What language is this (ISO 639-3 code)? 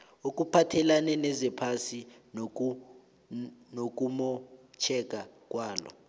nbl